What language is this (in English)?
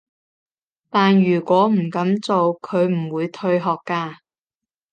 Cantonese